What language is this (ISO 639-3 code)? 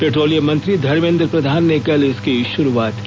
hin